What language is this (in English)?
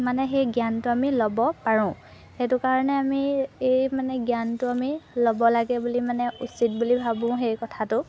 Assamese